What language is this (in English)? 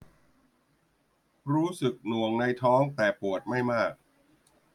Thai